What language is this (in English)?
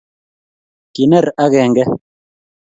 Kalenjin